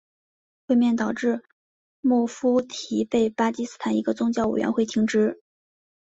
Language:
Chinese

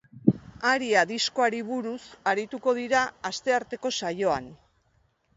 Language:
Basque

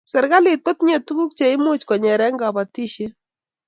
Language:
Kalenjin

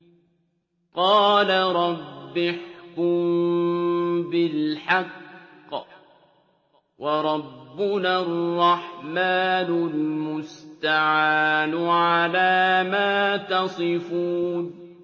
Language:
Arabic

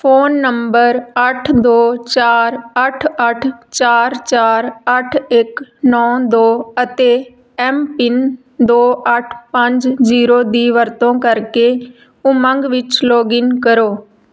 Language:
Punjabi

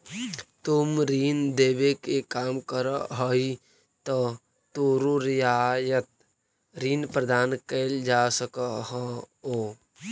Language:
Magahi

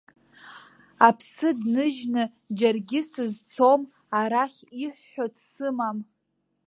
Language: Abkhazian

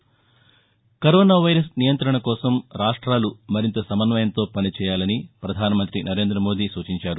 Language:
Telugu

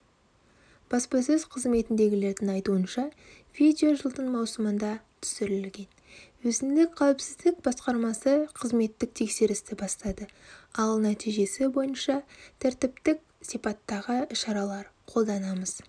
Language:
Kazakh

